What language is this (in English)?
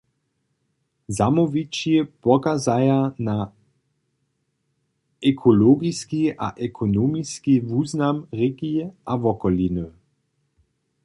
Upper Sorbian